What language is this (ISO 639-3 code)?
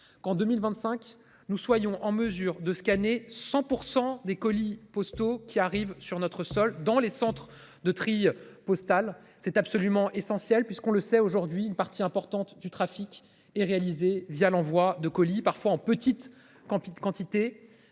fra